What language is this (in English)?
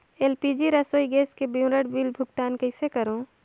Chhattisgarhi